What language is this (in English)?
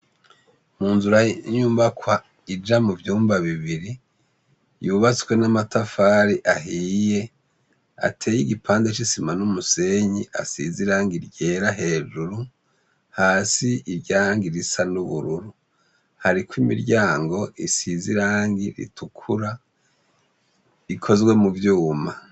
Rundi